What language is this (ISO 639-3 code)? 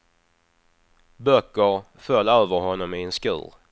swe